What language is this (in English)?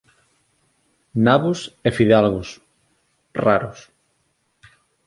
Galician